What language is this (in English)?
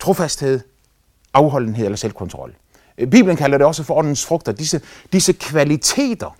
Danish